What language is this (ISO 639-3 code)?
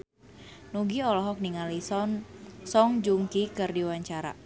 sun